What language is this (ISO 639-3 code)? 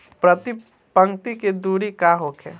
bho